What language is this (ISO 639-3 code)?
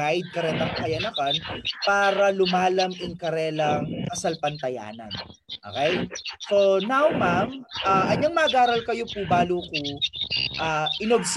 fil